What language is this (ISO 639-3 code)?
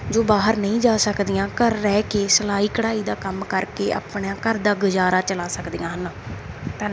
pan